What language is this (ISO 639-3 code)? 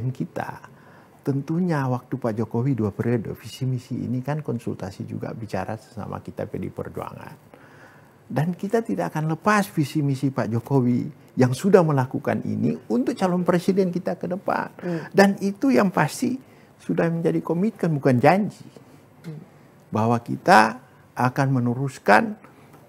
ind